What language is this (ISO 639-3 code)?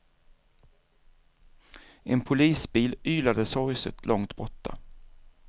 swe